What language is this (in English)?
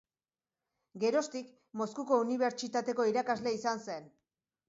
Basque